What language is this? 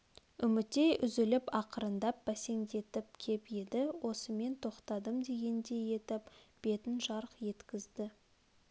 Kazakh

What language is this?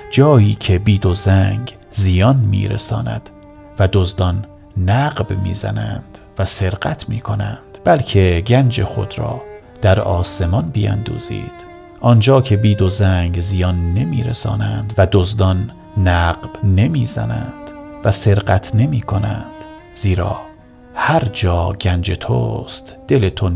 Persian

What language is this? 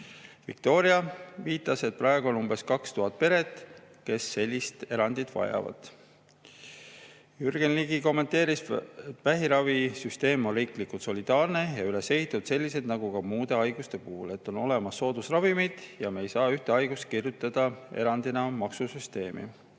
Estonian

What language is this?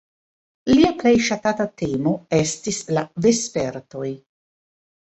Esperanto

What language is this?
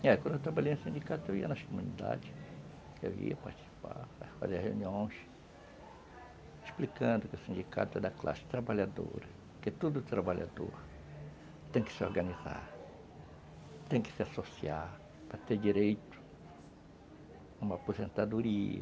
Portuguese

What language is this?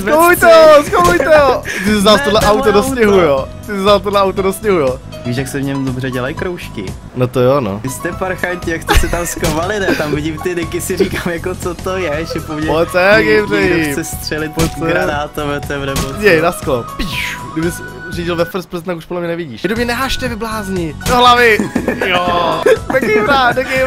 Czech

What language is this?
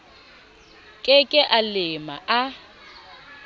Southern Sotho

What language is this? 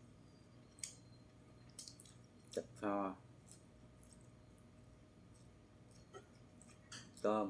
Vietnamese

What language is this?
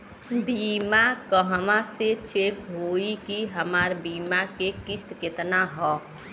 Bhojpuri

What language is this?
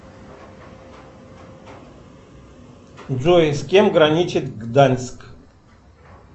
Russian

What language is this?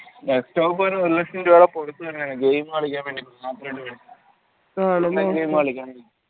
Malayalam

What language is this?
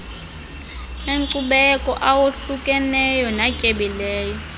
Xhosa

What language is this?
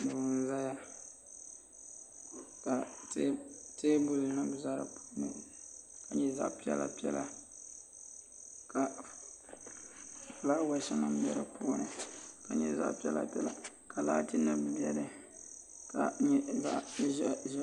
Dagbani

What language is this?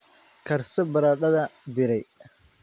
Somali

